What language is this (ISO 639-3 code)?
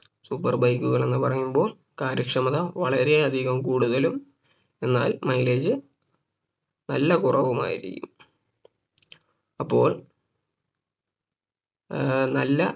mal